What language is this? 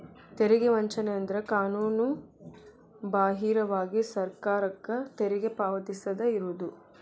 Kannada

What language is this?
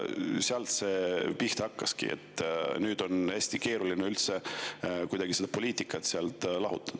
Estonian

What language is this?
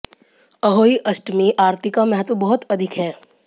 Hindi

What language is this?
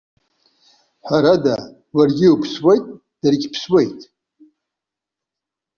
Abkhazian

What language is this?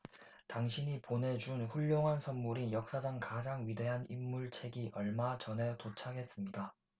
Korean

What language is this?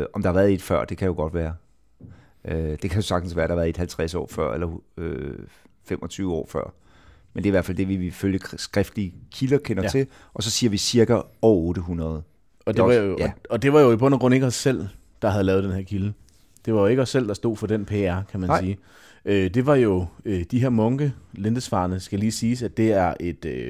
Danish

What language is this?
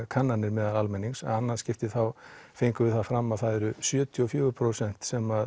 Icelandic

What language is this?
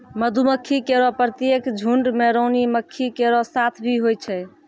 Maithili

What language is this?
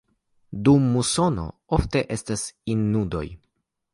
Esperanto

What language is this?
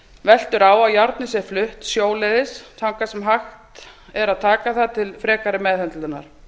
Icelandic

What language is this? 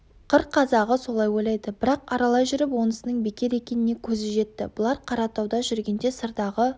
Kazakh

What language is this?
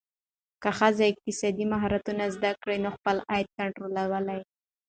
Pashto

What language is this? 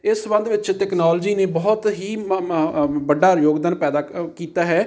Punjabi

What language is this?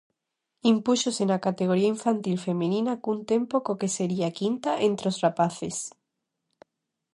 Galician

